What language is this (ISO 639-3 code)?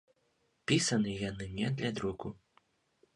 bel